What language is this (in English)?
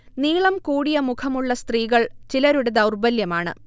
Malayalam